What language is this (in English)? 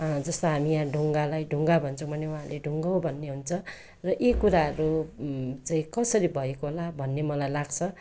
Nepali